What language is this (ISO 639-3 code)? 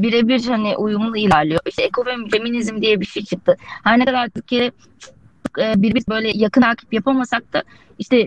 tur